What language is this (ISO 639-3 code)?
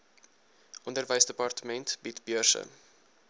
afr